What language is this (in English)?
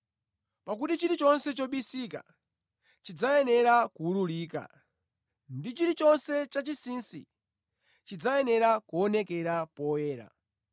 Nyanja